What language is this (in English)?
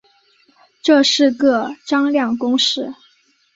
Chinese